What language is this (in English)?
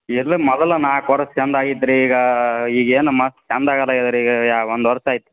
Kannada